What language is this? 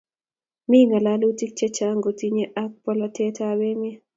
Kalenjin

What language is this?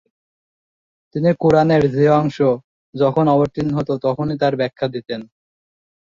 Bangla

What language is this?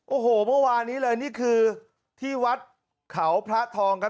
Thai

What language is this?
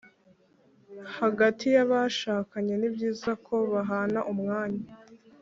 Kinyarwanda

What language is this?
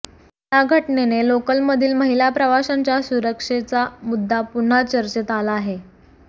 Marathi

